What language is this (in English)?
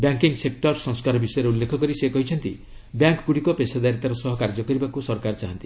Odia